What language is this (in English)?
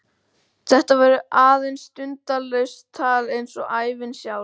Icelandic